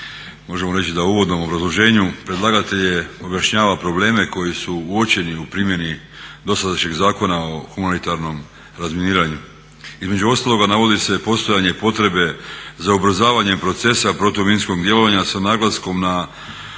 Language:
Croatian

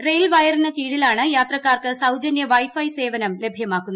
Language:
Malayalam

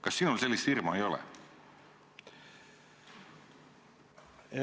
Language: Estonian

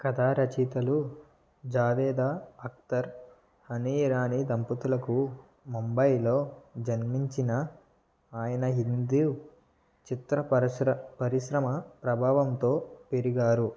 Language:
Telugu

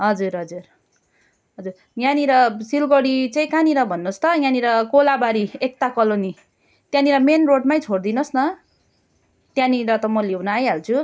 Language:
Nepali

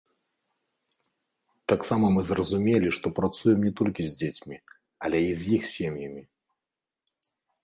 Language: Belarusian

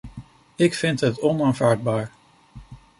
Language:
Dutch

